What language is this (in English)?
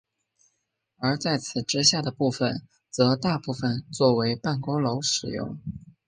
Chinese